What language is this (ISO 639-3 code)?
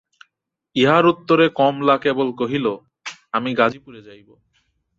ben